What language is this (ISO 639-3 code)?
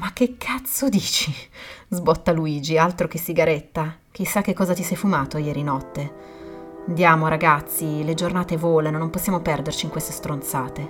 ita